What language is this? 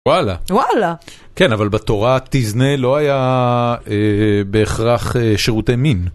Hebrew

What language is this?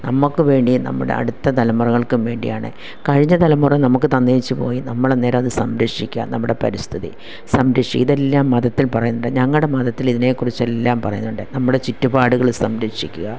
Malayalam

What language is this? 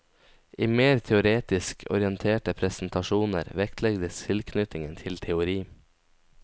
Norwegian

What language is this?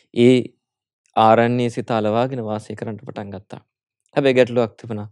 Hindi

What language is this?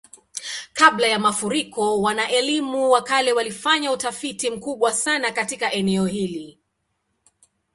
Swahili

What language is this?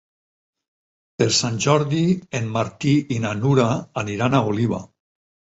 Catalan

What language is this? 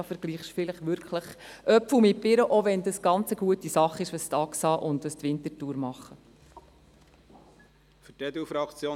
Swiss German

